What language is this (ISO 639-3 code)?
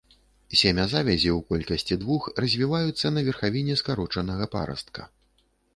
bel